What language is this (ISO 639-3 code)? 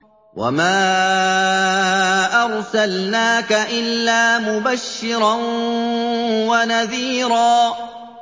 ara